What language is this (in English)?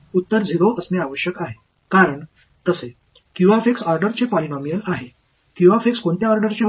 Marathi